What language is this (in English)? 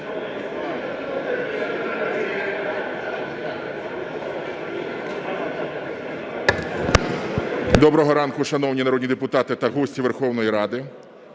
Ukrainian